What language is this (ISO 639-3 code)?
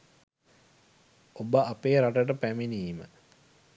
sin